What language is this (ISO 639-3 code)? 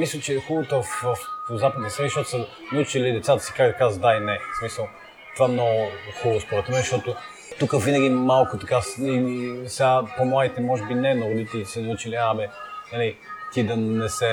bul